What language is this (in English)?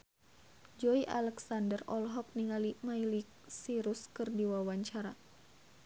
Sundanese